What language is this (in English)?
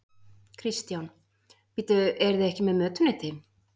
Icelandic